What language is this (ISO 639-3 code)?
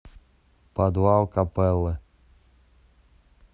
rus